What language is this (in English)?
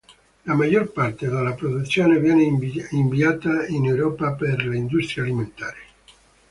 Italian